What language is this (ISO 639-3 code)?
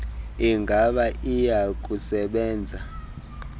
xho